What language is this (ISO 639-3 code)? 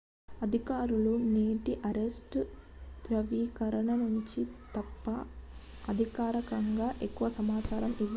tel